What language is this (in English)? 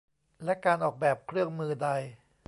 Thai